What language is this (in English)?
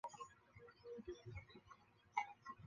Chinese